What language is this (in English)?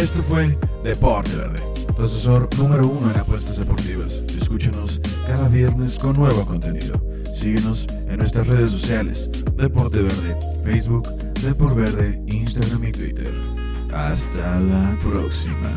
Spanish